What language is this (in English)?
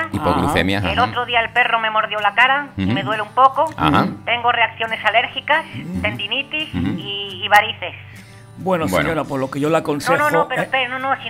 Spanish